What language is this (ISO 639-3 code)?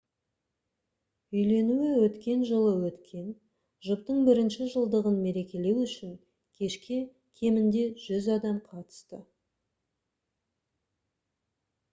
kaz